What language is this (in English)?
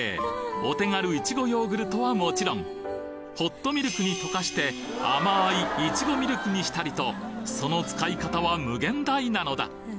Japanese